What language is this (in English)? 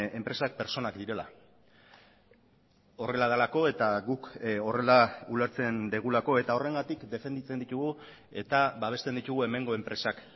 Basque